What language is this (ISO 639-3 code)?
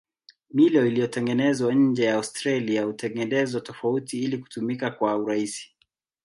swa